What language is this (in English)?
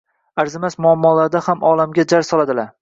Uzbek